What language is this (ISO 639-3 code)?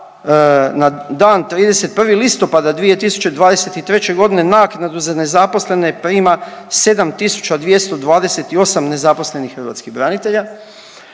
hrv